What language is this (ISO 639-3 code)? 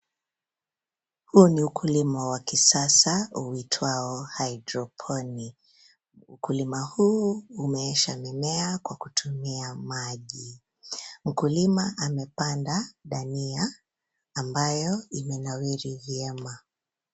swa